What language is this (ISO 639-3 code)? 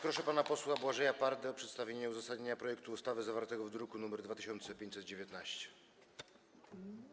pol